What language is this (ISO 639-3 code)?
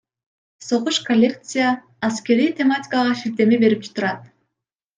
kir